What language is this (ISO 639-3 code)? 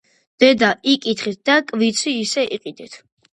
kat